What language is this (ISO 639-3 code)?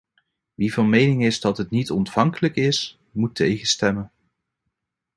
nld